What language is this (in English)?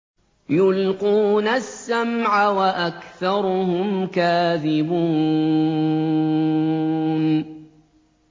Arabic